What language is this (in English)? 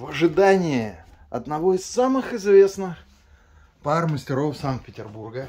Russian